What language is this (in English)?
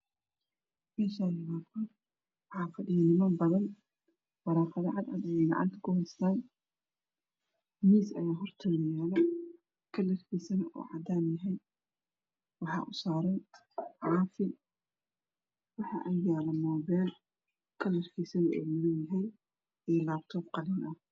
Somali